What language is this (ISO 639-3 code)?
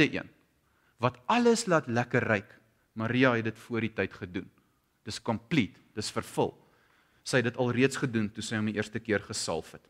nld